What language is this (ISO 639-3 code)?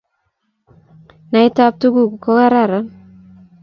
kln